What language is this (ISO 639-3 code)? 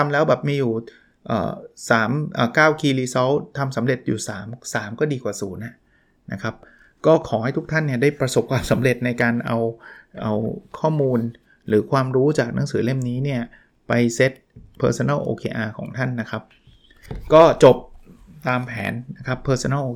tha